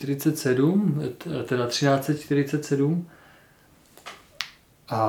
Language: Czech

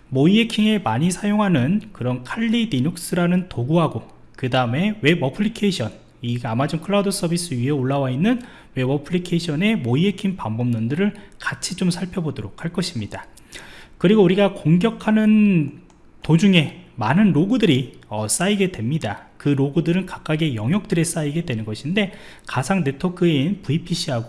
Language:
Korean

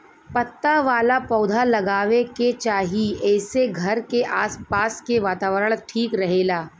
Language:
Bhojpuri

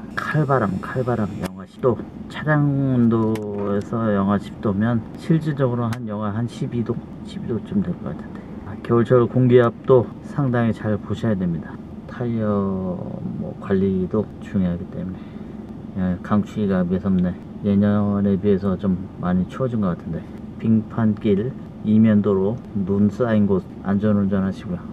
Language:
Korean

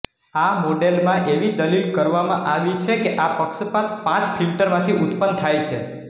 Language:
Gujarati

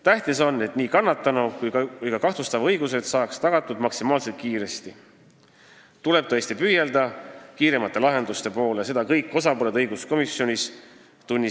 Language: Estonian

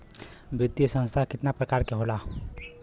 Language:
Bhojpuri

